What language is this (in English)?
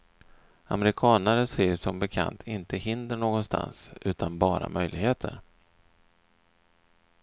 Swedish